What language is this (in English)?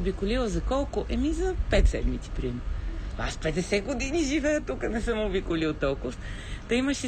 Bulgarian